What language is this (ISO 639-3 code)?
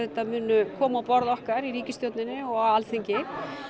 isl